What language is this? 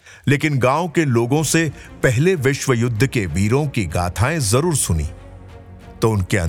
Hindi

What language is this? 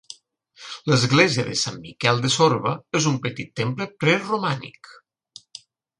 Catalan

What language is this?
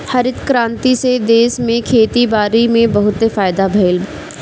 Bhojpuri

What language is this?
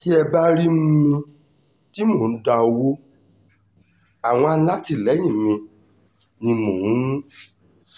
Yoruba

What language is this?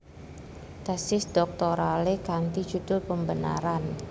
Javanese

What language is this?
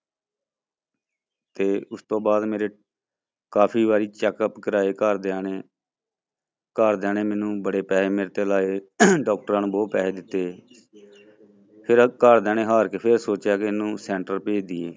Punjabi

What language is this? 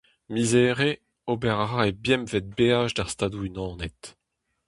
Breton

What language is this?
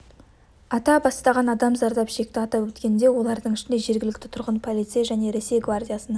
Kazakh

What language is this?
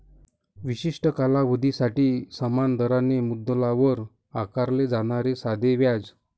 Marathi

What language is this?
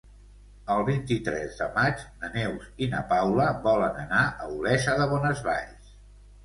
Catalan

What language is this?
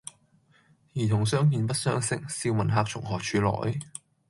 Cantonese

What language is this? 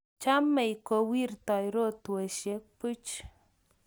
Kalenjin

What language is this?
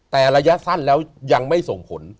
Thai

